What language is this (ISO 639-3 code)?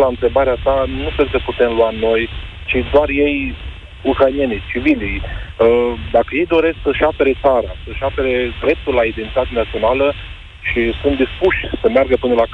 ron